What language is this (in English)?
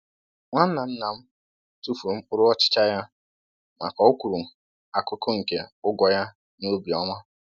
Igbo